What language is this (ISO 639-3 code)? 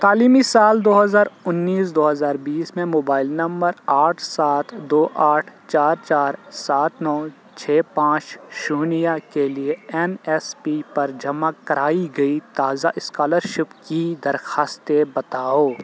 urd